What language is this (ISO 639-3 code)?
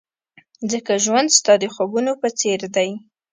pus